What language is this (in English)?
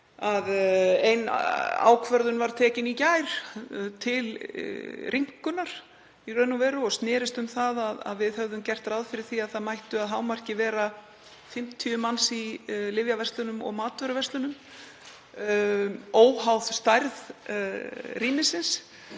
Icelandic